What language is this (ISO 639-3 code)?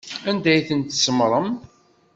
kab